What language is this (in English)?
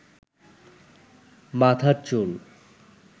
Bangla